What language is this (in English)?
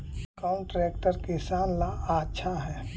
Magahi